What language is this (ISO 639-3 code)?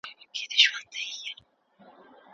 pus